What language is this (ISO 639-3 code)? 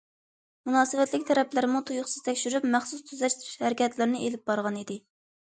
uig